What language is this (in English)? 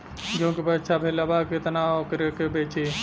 Bhojpuri